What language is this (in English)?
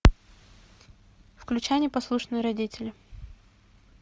Russian